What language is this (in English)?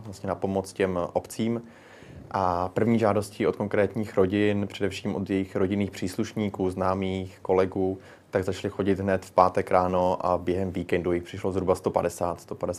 Czech